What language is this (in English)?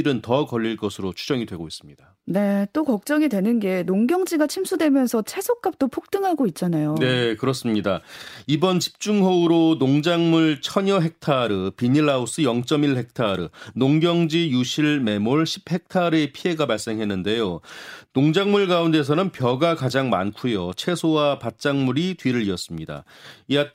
Korean